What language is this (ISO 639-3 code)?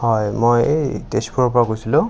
asm